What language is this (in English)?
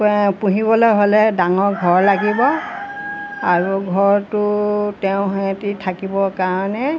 Assamese